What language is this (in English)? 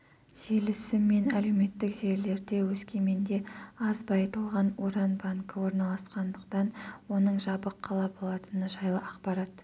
Kazakh